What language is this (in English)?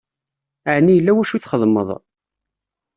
Kabyle